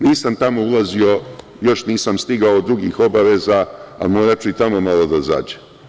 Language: Serbian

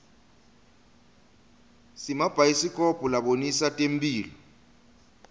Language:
Swati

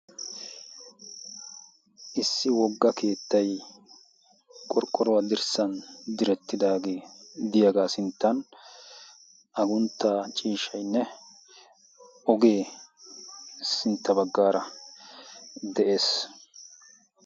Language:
Wolaytta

